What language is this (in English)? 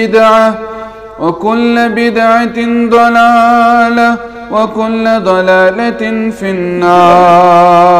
Arabic